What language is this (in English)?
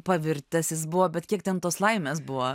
Lithuanian